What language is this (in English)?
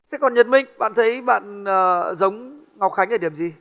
Vietnamese